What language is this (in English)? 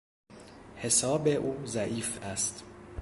Persian